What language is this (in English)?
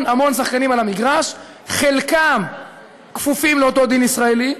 Hebrew